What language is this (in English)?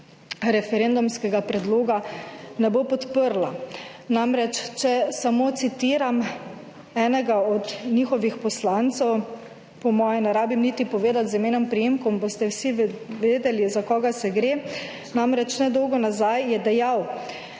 Slovenian